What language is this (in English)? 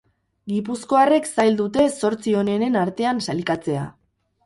Basque